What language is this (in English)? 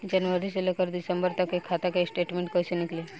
Bhojpuri